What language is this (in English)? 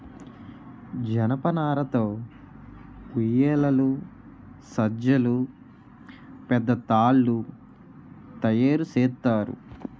Telugu